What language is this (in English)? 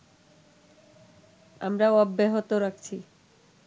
Bangla